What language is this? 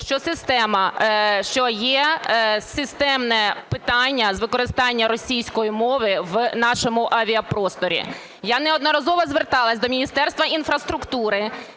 Ukrainian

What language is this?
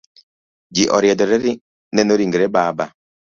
Luo (Kenya and Tanzania)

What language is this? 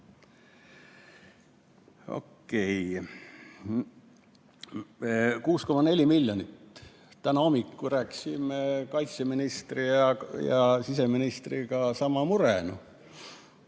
Estonian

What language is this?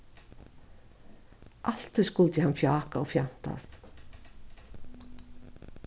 Faroese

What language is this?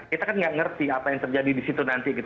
Indonesian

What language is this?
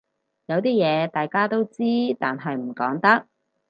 Cantonese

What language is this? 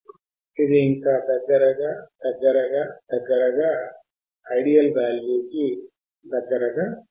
Telugu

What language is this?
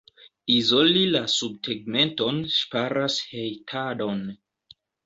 Esperanto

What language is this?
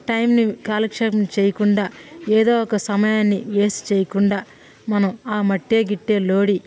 Telugu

